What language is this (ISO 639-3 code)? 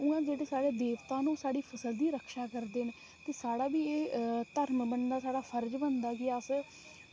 doi